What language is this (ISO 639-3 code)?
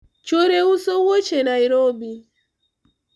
luo